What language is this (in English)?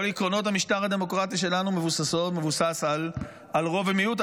Hebrew